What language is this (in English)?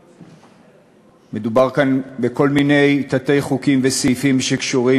Hebrew